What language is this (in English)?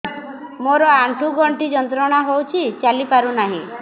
Odia